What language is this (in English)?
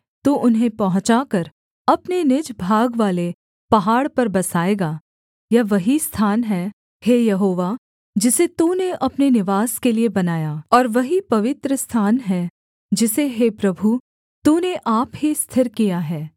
Hindi